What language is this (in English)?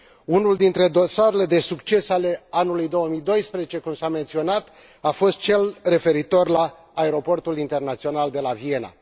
Romanian